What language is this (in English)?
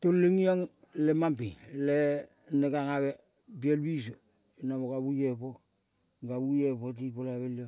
Kol (Papua New Guinea)